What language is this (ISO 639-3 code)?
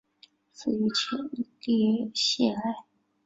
zho